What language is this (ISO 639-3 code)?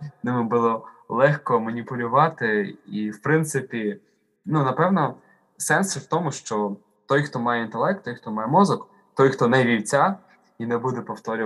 ukr